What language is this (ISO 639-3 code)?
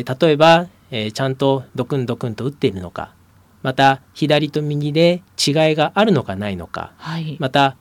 jpn